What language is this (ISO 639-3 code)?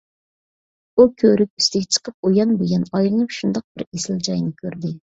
uig